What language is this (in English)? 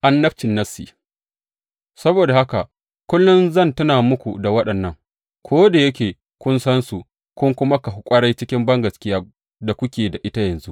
Hausa